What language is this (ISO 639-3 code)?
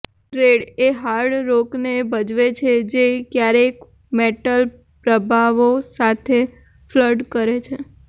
guj